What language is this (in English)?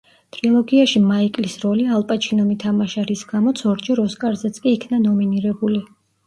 Georgian